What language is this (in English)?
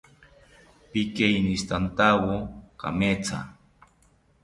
South Ucayali Ashéninka